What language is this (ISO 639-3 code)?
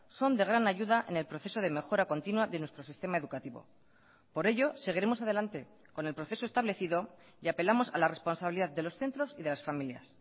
spa